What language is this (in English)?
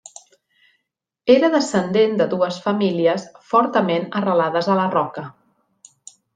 Catalan